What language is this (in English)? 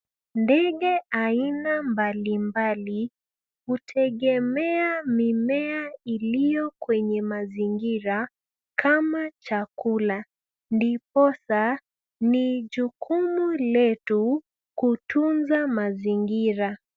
Swahili